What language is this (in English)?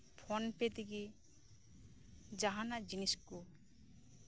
Santali